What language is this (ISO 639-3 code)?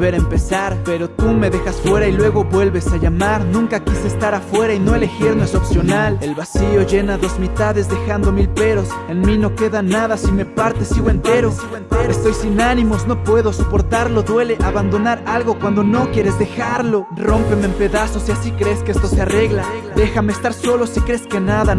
spa